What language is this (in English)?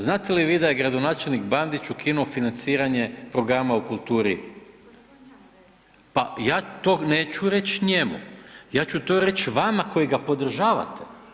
Croatian